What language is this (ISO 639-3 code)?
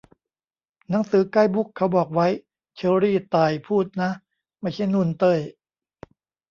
tha